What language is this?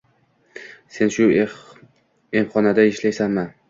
Uzbek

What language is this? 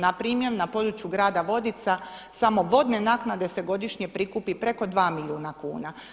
Croatian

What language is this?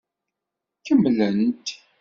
Kabyle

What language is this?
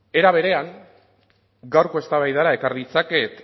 Basque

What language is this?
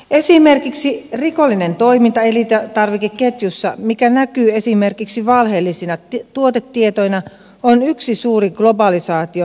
Finnish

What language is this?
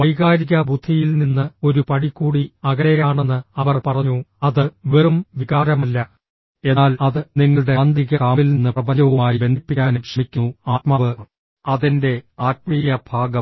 Malayalam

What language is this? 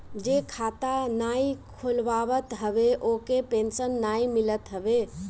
Bhojpuri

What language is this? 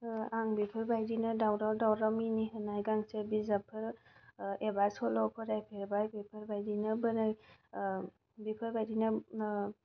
Bodo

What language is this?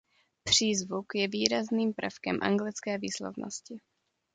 Czech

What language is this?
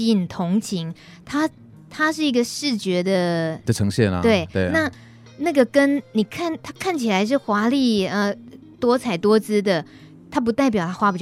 Chinese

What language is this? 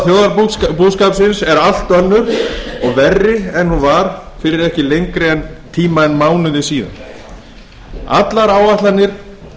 Icelandic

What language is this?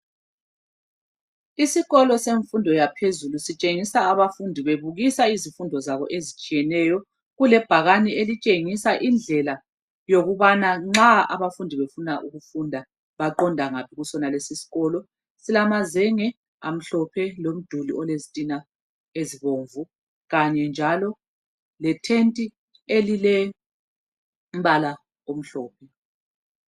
North Ndebele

